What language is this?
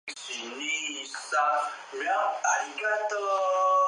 Chinese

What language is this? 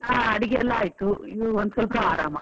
Kannada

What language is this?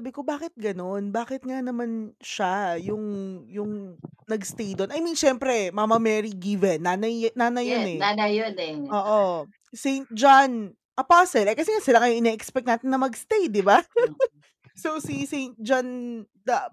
Filipino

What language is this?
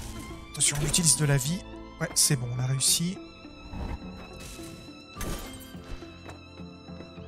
French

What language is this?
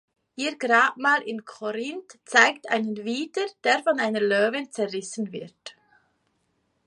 German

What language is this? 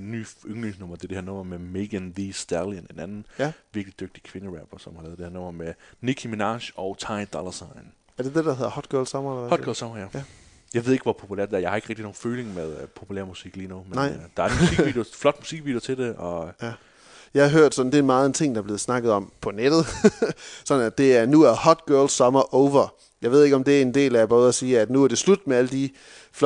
Danish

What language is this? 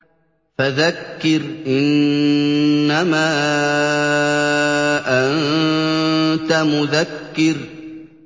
Arabic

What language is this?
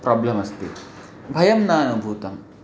Sanskrit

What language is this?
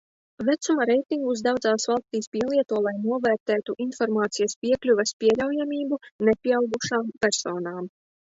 Latvian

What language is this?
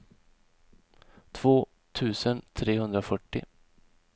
Swedish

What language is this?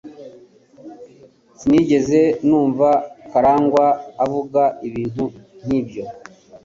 Kinyarwanda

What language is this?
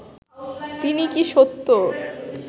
Bangla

